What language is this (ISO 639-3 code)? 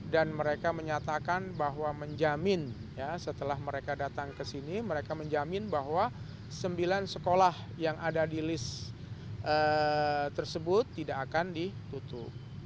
ind